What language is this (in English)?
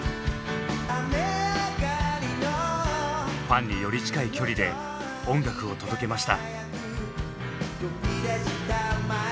Japanese